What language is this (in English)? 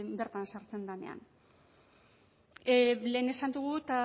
Basque